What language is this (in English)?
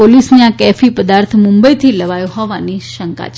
Gujarati